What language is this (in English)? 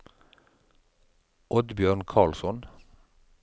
Norwegian